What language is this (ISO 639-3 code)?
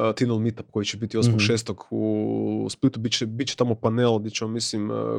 hrv